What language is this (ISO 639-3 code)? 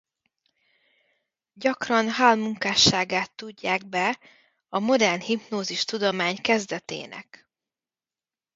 hun